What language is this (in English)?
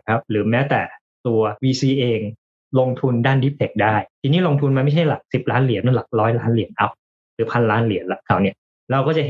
Thai